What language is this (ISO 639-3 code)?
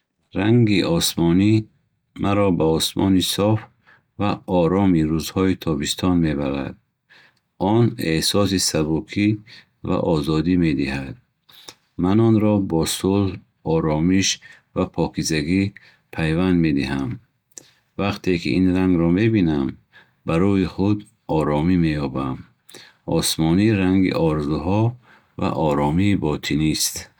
bhh